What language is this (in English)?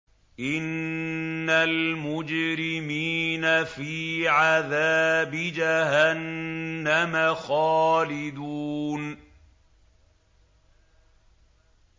Arabic